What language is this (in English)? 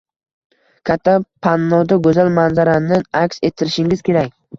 Uzbek